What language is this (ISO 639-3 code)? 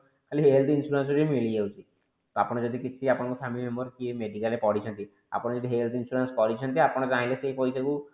ori